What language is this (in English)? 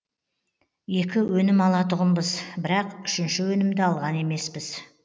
Kazakh